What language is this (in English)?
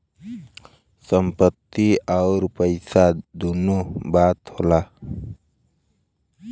Bhojpuri